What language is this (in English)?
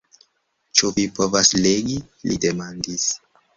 Esperanto